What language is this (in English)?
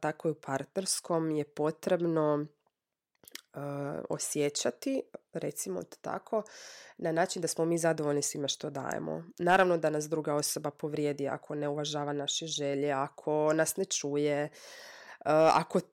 Croatian